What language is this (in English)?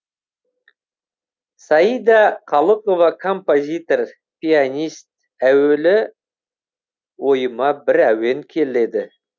Kazakh